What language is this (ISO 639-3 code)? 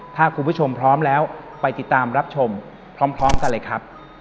tha